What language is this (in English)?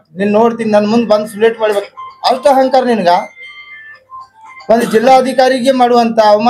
Kannada